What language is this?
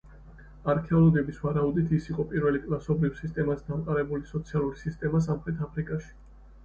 Georgian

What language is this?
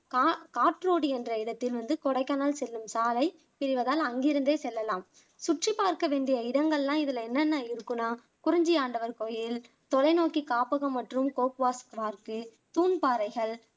Tamil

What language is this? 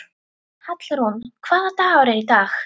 Icelandic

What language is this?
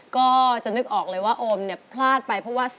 Thai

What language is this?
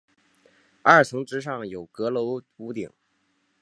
Chinese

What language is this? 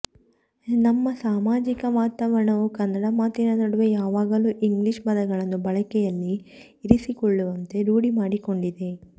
Kannada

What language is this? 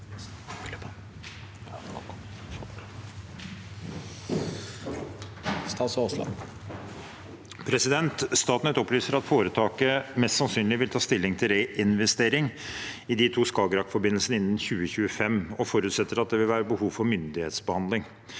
Norwegian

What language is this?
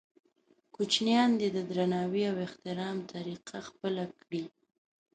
Pashto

